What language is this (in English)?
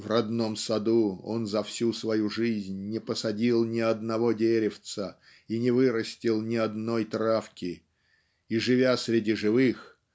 Russian